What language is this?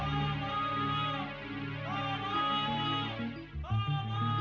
Indonesian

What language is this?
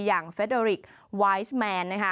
Thai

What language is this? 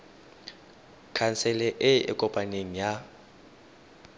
Tswana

